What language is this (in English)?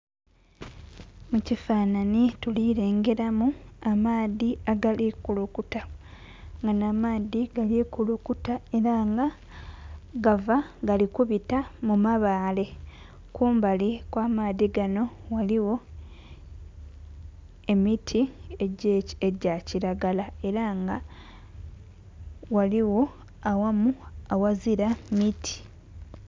Soga